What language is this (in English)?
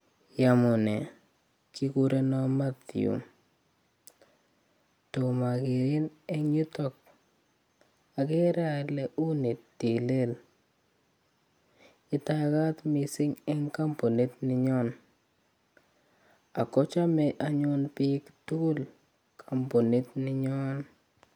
Kalenjin